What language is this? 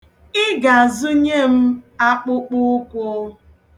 Igbo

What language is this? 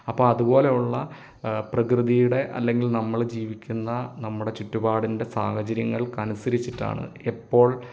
Malayalam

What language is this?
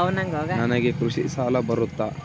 Kannada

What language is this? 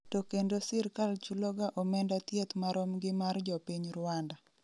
Luo (Kenya and Tanzania)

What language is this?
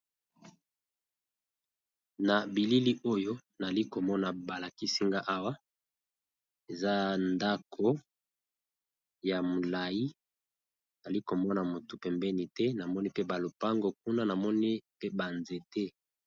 Lingala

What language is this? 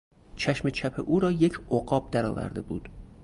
Persian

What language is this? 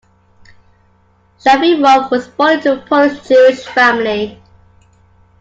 English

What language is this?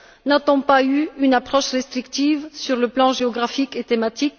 French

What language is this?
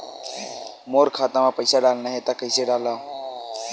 Chhattisgarhi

